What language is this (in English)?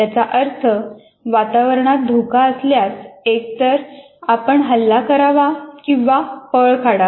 Marathi